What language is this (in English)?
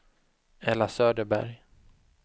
Swedish